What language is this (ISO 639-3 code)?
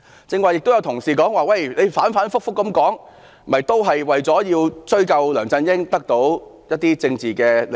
yue